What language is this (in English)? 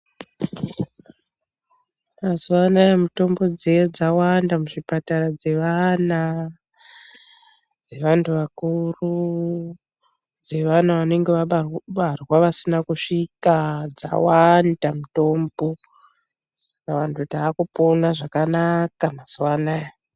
Ndau